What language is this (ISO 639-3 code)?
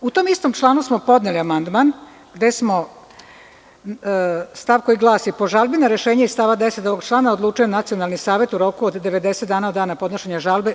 srp